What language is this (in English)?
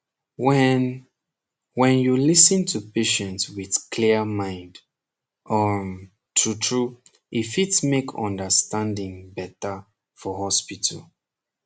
Nigerian Pidgin